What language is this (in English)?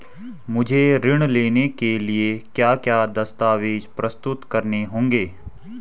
Hindi